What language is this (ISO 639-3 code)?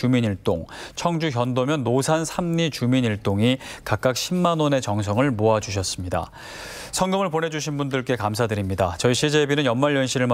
kor